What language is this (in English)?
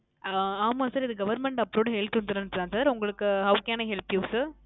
Tamil